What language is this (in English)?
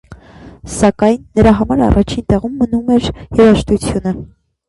Armenian